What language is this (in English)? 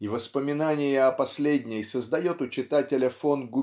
Russian